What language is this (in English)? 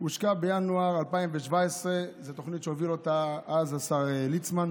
Hebrew